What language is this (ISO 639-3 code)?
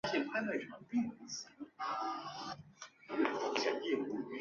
zho